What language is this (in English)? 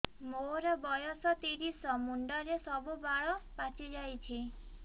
Odia